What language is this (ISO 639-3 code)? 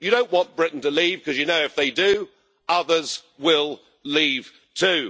eng